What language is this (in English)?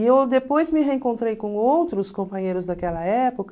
Portuguese